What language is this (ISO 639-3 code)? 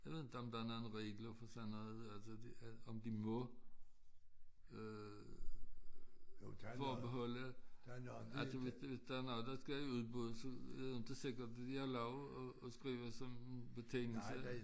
dan